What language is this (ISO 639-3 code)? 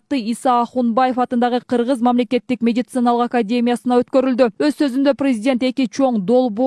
tur